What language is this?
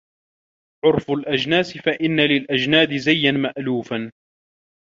Arabic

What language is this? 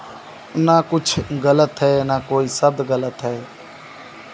Hindi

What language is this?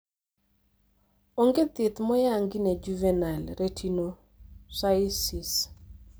Luo (Kenya and Tanzania)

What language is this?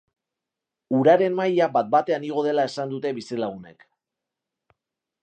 Basque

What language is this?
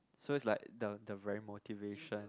English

